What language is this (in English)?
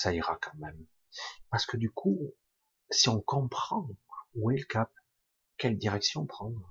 French